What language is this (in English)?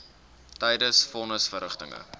Afrikaans